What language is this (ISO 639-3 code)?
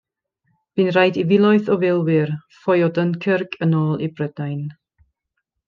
cym